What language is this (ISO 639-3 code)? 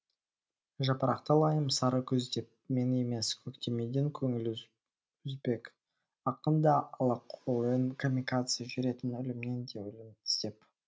kaz